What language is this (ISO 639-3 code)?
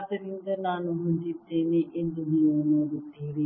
kan